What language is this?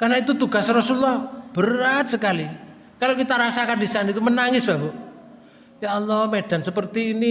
Indonesian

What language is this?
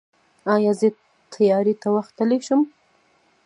Pashto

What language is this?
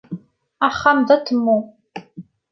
Kabyle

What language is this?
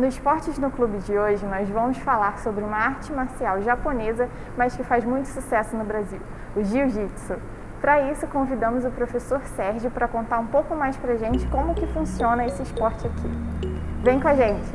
Portuguese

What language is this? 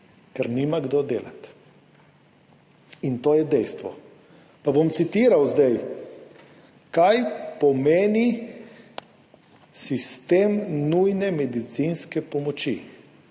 Slovenian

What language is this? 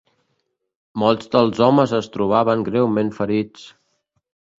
Catalan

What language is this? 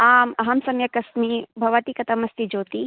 Sanskrit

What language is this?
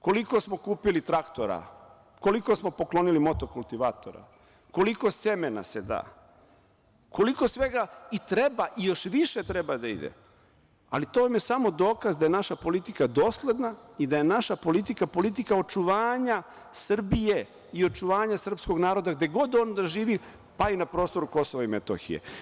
Serbian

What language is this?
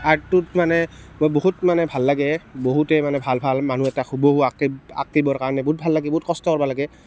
Assamese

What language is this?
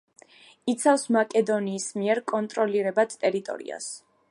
Georgian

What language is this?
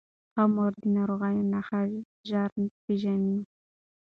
Pashto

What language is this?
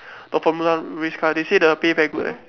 English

